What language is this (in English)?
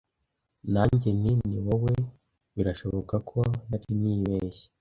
Kinyarwanda